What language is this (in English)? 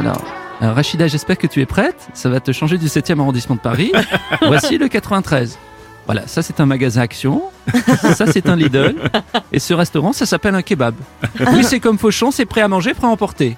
French